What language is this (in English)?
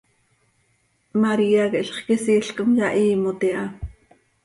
Seri